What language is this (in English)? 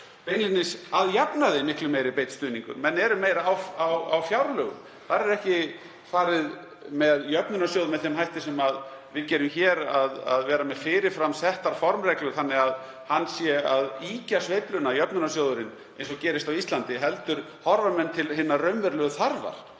Icelandic